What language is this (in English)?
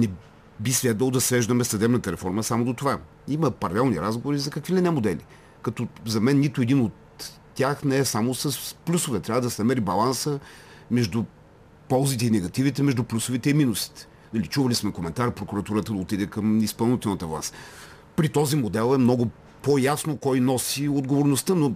Bulgarian